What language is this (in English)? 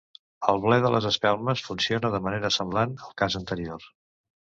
Catalan